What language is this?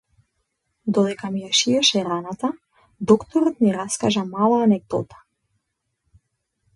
Macedonian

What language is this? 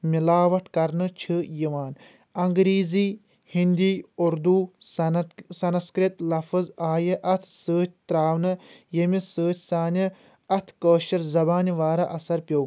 Kashmiri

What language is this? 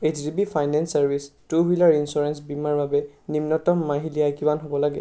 Assamese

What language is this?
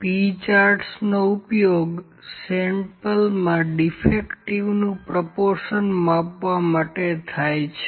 Gujarati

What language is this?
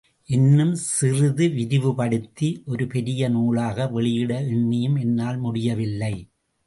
Tamil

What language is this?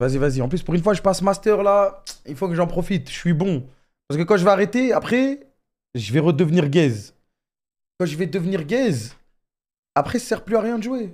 French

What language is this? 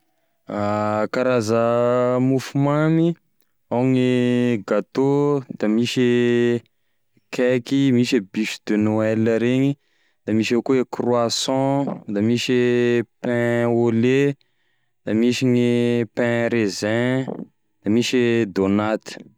Tesaka Malagasy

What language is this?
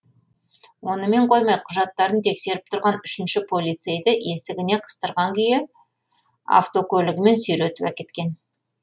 Kazakh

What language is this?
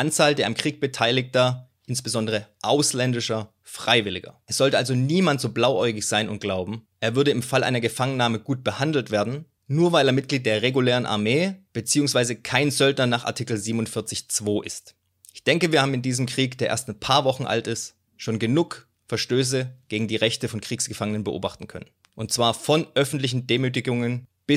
German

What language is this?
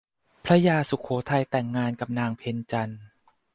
Thai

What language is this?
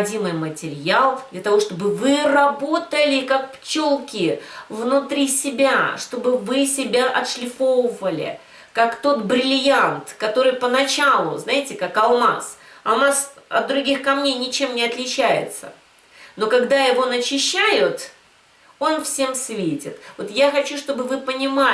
Russian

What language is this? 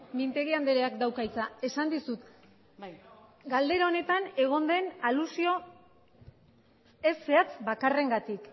Basque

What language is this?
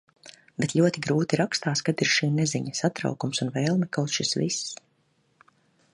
Latvian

